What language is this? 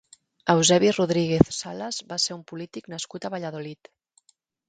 Catalan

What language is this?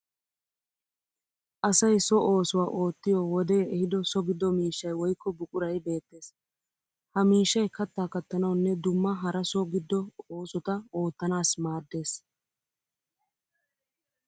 Wolaytta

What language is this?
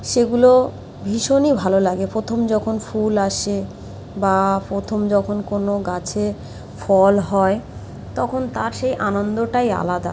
Bangla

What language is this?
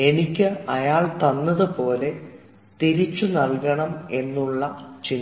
Malayalam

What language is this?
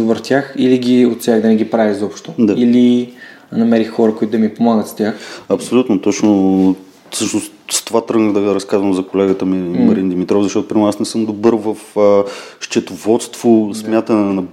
Bulgarian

